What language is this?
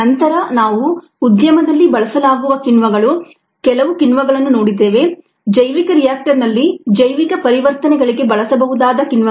Kannada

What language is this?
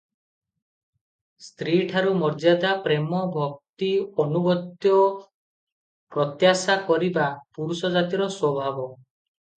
Odia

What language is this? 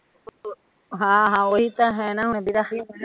Punjabi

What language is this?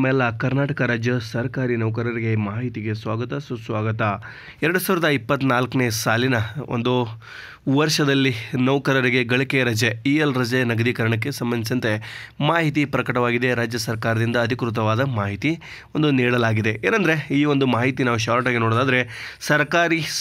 Kannada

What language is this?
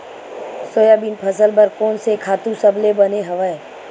Chhattisgarhi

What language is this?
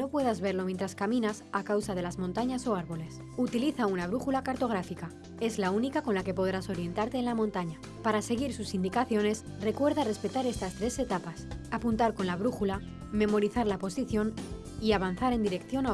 Spanish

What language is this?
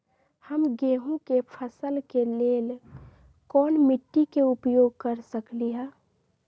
Magahi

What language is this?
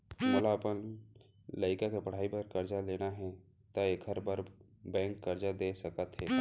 Chhattisgarhi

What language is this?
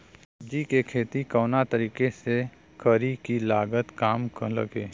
Bhojpuri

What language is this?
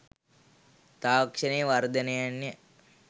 Sinhala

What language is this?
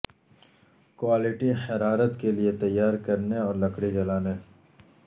Urdu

